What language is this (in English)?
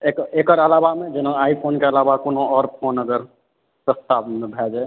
Maithili